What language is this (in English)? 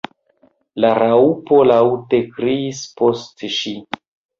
Esperanto